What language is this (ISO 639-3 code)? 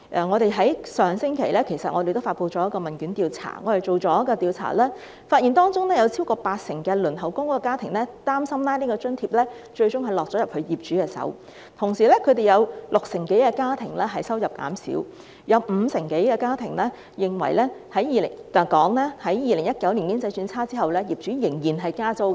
yue